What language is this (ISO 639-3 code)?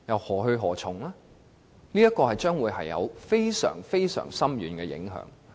yue